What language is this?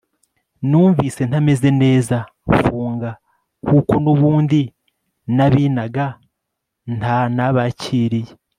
Kinyarwanda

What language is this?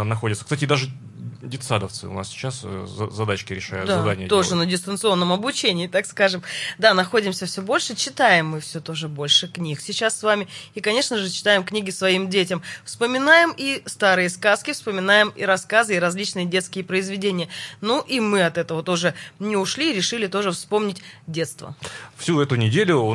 Russian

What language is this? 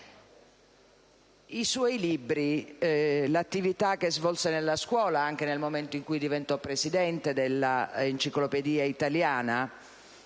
Italian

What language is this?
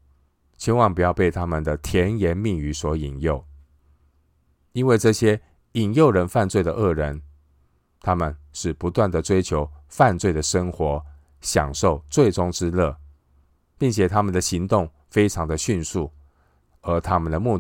Chinese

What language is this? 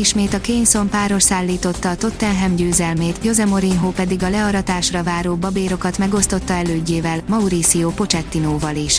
Hungarian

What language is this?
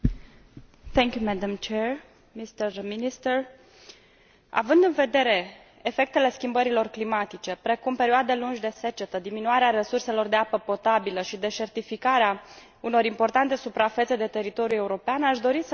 Romanian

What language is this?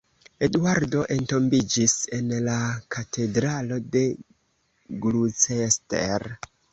Esperanto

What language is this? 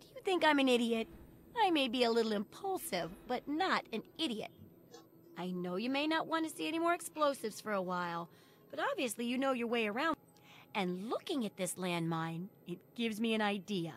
Polish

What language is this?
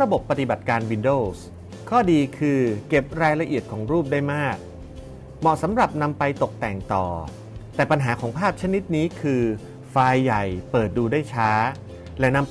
Thai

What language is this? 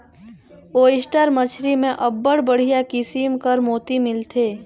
Chhattisgarhi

